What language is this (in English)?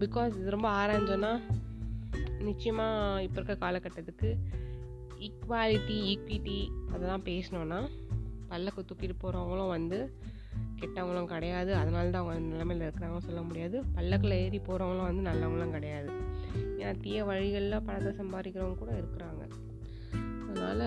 Tamil